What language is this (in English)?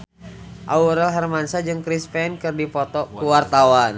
Sundanese